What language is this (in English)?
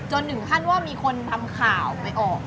Thai